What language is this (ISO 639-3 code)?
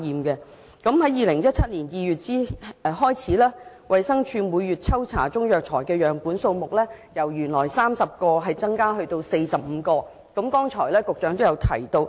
yue